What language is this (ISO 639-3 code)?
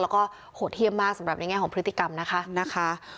tha